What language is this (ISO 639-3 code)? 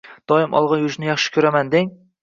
uzb